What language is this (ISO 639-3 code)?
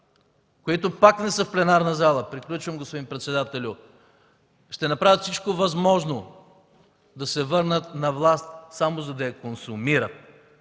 bul